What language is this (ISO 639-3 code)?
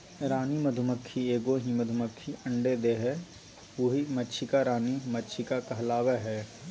mag